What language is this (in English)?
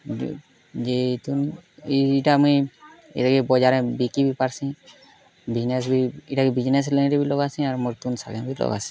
Odia